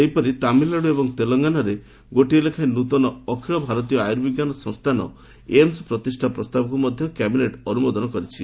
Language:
Odia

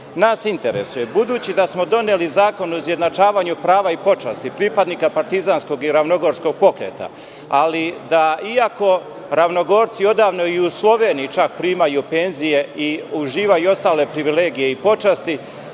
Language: Serbian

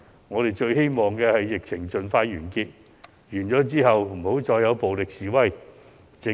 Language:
Cantonese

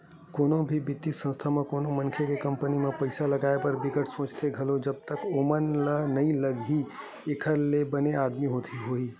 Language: Chhattisgarhi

